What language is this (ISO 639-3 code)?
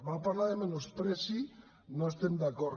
cat